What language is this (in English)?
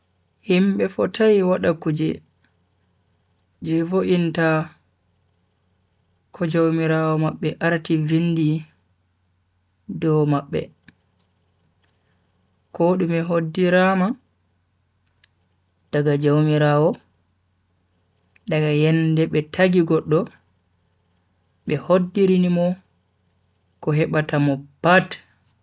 Bagirmi Fulfulde